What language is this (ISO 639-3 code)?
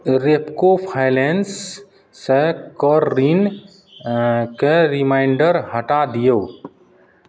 mai